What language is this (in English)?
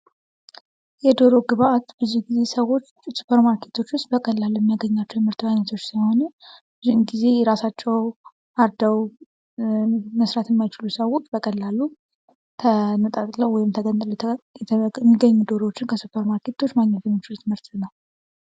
Amharic